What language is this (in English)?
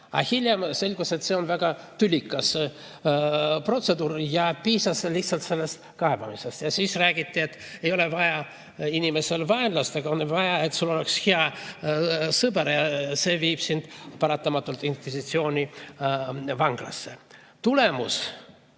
Estonian